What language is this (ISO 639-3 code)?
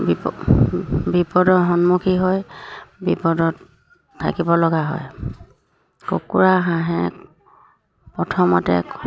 asm